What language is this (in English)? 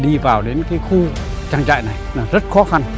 Vietnamese